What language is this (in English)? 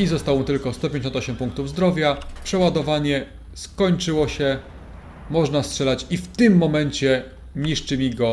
Polish